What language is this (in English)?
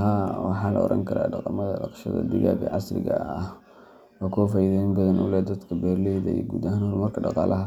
Somali